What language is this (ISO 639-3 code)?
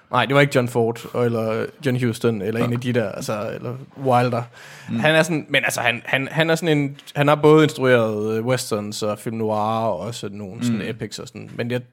dan